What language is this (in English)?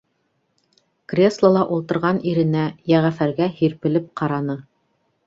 Bashkir